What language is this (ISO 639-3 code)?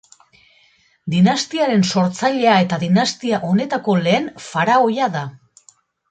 eus